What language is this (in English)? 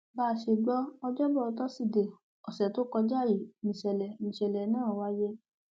Yoruba